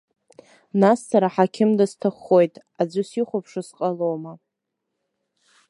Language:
Abkhazian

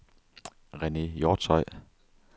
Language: Danish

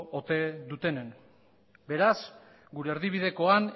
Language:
Basque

